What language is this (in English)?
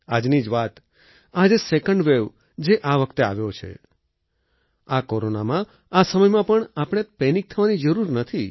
Gujarati